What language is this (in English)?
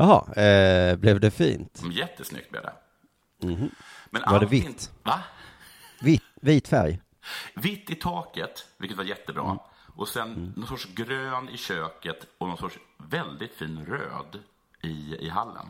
Swedish